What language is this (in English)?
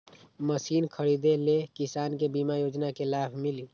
Magahi